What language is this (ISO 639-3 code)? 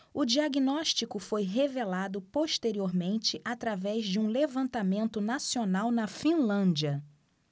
por